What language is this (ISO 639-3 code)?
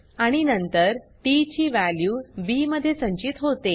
mar